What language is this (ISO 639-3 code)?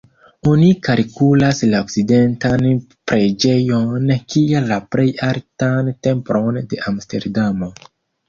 epo